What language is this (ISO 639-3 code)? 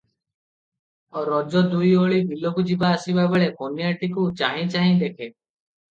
ori